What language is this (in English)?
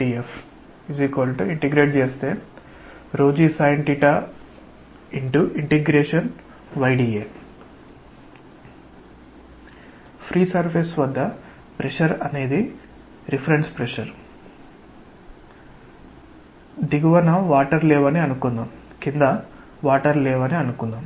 Telugu